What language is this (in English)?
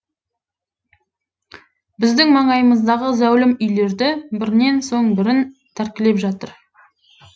Kazakh